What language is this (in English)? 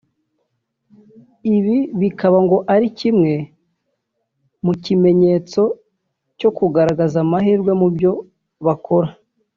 Kinyarwanda